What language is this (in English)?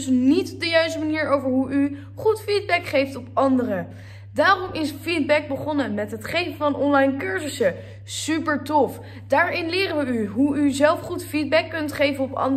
Dutch